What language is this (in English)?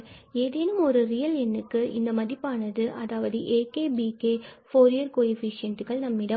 Tamil